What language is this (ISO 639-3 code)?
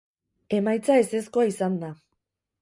eus